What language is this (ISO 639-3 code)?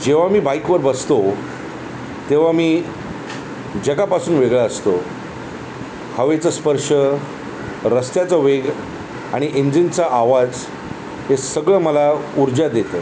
mar